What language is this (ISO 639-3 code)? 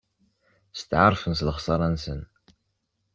kab